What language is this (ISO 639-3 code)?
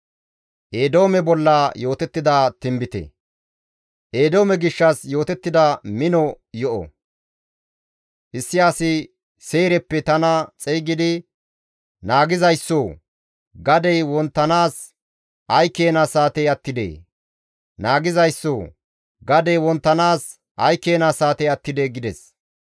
gmv